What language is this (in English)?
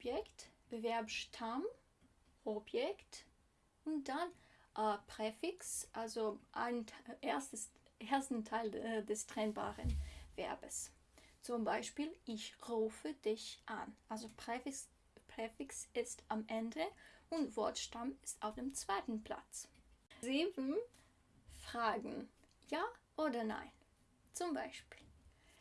German